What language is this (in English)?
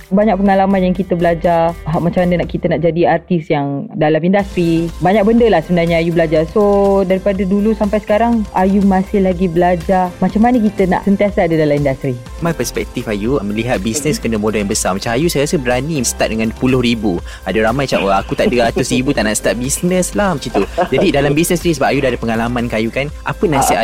Malay